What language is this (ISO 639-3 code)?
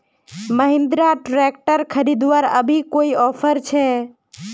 mag